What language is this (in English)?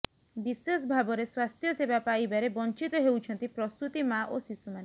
Odia